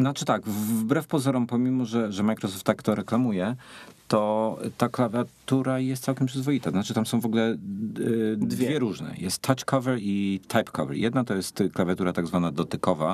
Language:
Polish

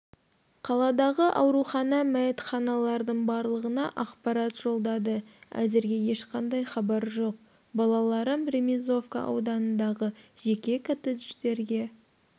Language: Kazakh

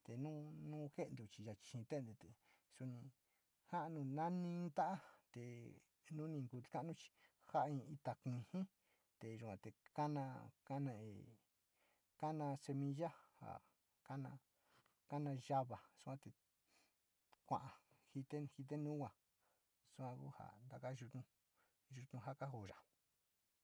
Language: Sinicahua Mixtec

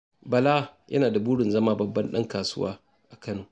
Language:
Hausa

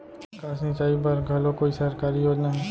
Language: Chhattisgarhi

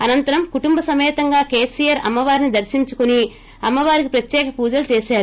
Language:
Telugu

